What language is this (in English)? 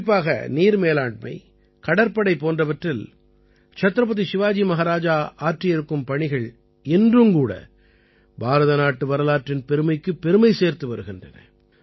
Tamil